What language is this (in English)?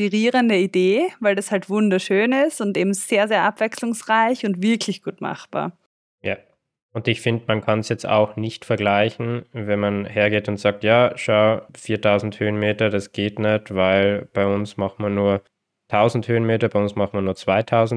German